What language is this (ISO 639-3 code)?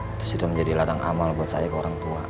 ind